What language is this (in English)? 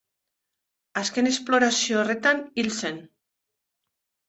Basque